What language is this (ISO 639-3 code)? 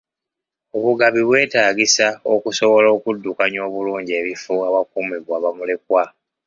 lug